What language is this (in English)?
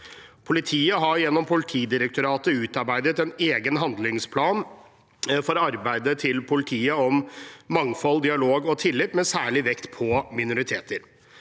Norwegian